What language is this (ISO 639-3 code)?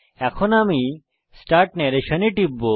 ben